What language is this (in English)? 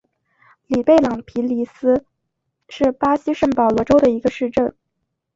Chinese